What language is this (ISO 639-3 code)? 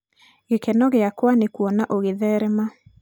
kik